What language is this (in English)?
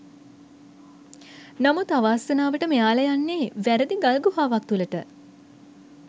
Sinhala